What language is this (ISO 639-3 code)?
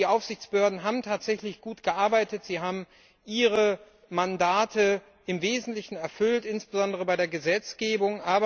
deu